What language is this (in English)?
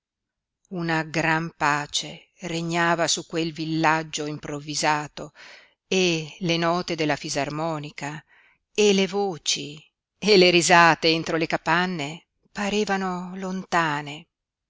Italian